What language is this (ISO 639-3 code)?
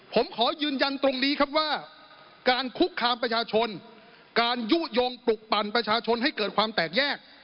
tha